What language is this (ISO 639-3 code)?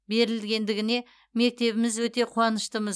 kaz